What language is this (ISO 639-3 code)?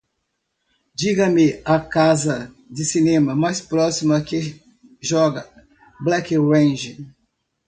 por